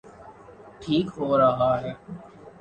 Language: Urdu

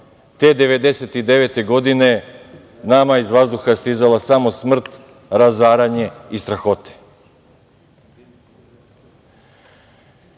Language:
Serbian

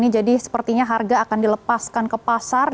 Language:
Indonesian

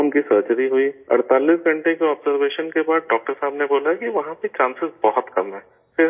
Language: Urdu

